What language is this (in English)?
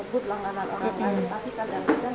Indonesian